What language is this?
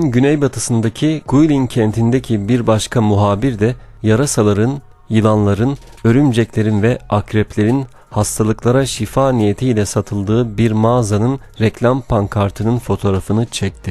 Turkish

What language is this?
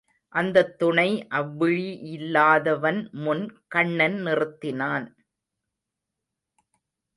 Tamil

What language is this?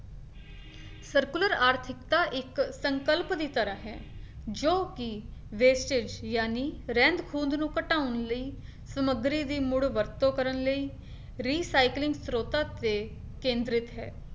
Punjabi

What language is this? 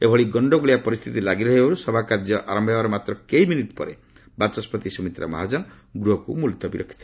Odia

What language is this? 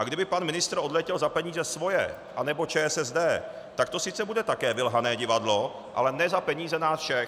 Czech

